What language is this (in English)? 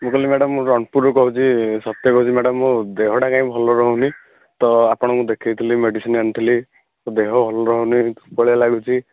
Odia